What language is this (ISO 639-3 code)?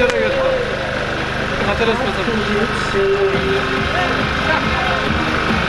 tur